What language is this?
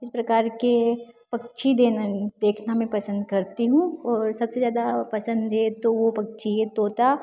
Hindi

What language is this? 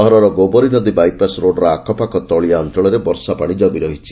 Odia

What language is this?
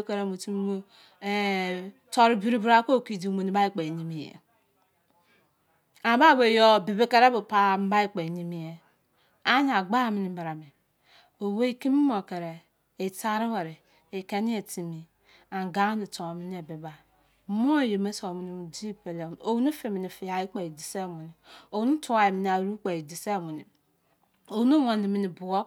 Izon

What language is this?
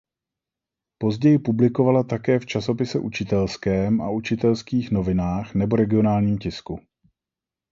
Czech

